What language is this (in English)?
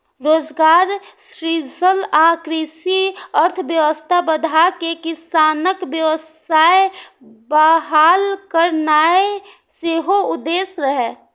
Maithili